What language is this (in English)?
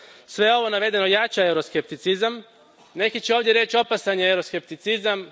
Croatian